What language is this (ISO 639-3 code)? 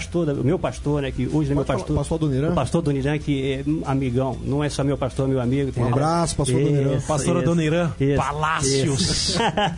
por